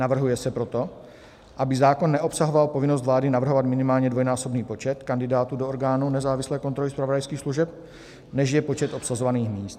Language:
Czech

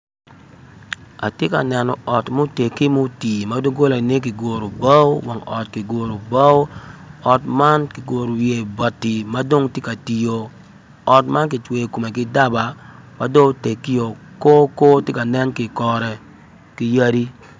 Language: Acoli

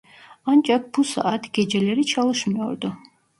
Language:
Turkish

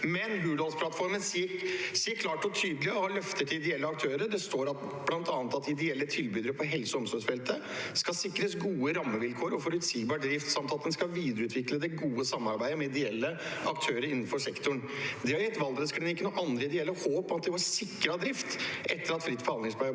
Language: Norwegian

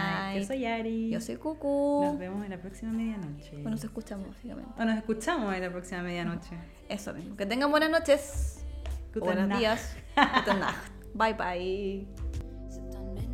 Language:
Spanish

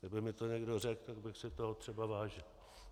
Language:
Czech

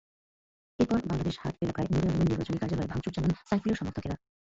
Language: Bangla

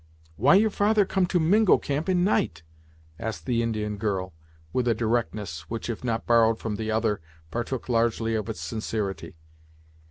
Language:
English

